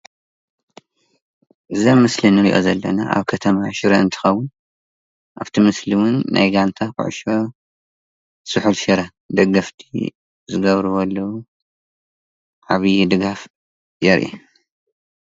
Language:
Tigrinya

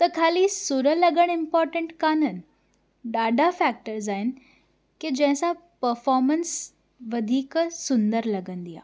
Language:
Sindhi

